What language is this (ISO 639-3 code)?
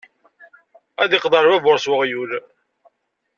kab